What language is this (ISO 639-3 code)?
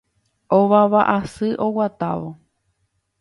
grn